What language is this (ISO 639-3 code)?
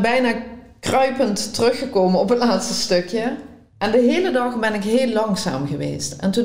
nld